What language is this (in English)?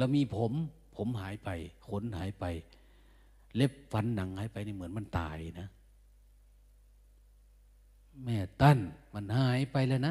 Thai